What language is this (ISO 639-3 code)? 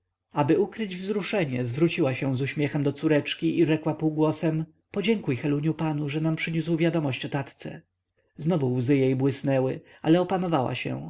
pol